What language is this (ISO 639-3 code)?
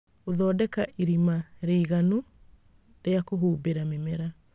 kik